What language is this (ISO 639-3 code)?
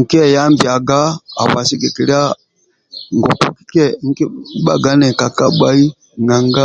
rwm